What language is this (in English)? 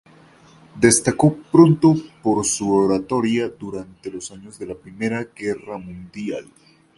Spanish